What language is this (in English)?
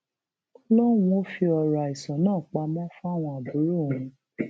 Yoruba